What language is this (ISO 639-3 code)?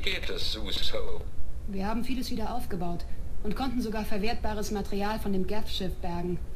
deu